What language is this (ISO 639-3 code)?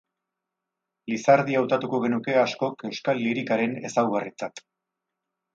eus